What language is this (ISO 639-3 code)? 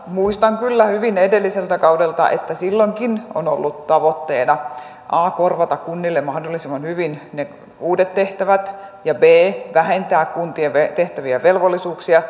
fin